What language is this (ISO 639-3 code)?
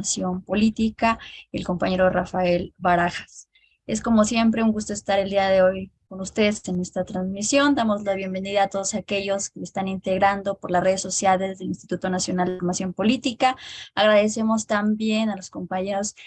spa